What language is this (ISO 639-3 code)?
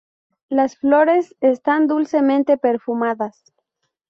spa